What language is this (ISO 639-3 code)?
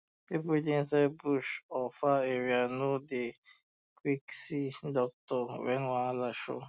pcm